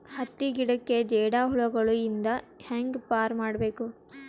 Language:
Kannada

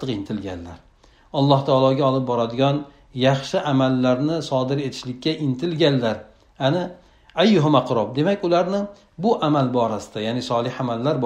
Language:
Turkish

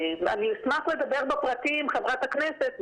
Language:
Hebrew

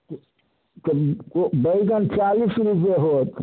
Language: Maithili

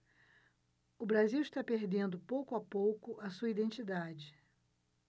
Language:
Portuguese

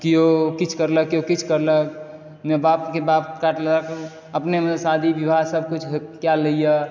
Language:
Maithili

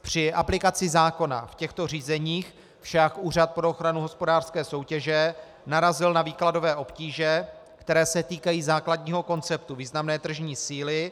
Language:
Czech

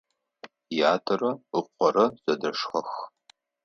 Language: Adyghe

